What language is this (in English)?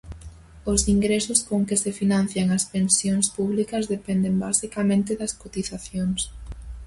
Galician